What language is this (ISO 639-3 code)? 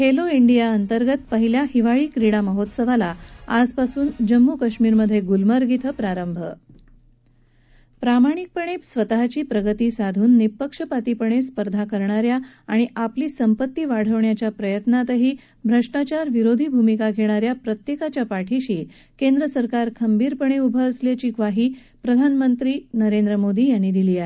mar